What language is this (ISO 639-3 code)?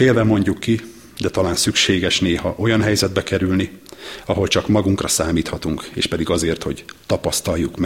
hun